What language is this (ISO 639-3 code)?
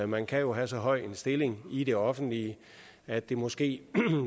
dan